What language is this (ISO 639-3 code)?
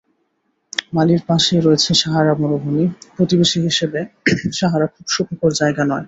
ben